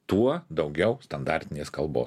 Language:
Lithuanian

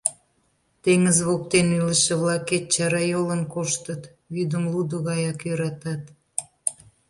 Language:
Mari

